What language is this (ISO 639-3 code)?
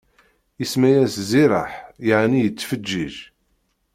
kab